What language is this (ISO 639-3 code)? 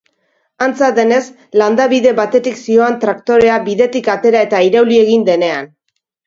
eus